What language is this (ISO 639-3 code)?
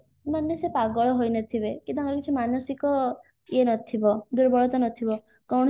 ori